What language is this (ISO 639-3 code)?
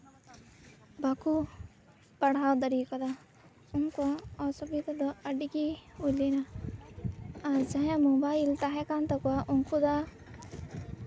sat